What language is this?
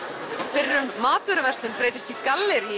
Icelandic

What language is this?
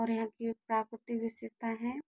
Hindi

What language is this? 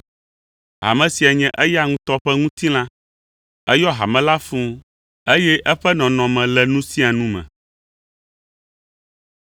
Ewe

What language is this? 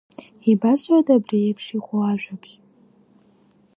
Abkhazian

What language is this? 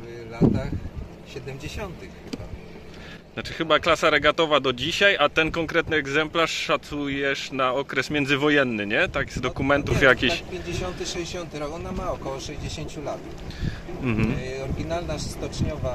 Polish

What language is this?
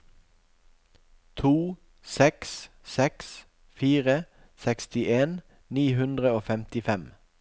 Norwegian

